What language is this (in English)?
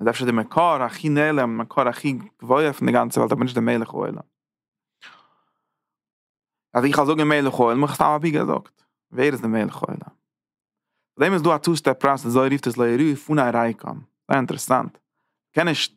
Dutch